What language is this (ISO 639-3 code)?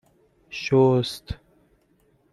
fas